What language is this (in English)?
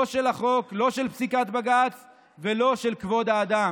Hebrew